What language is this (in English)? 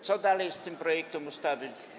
Polish